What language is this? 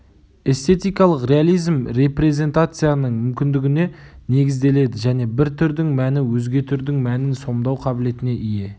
Kazakh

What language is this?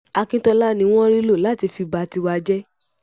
Yoruba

